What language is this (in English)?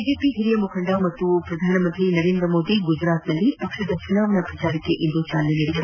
Kannada